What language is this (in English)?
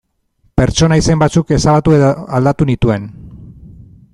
Basque